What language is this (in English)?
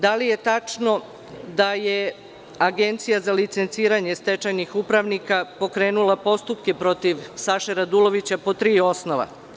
Serbian